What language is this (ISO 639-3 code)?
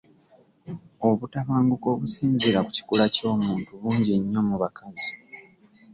lug